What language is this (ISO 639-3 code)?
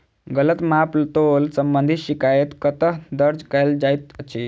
mai